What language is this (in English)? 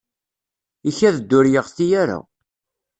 Kabyle